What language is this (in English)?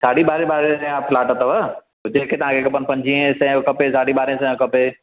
Sindhi